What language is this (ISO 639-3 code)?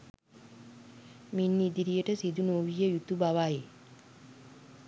sin